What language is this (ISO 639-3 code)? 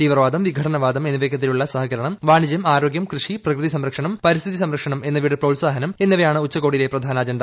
mal